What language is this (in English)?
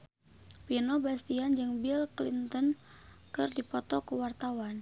Sundanese